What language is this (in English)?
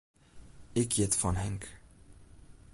Western Frisian